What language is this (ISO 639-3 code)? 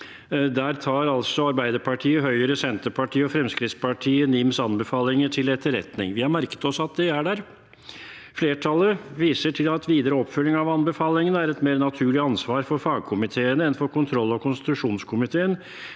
nor